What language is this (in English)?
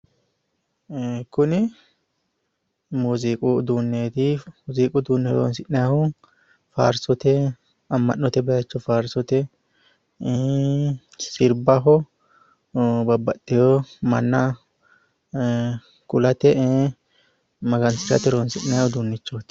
Sidamo